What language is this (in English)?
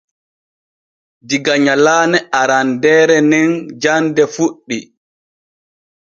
Borgu Fulfulde